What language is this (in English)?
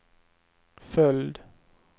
Swedish